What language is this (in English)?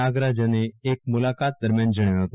Gujarati